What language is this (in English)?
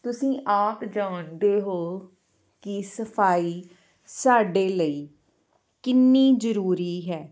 Punjabi